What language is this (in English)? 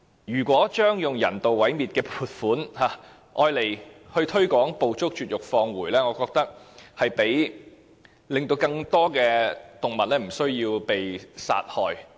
Cantonese